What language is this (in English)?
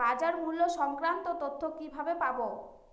Bangla